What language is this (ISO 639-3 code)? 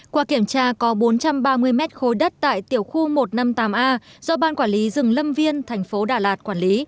vie